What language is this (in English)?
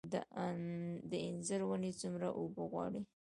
Pashto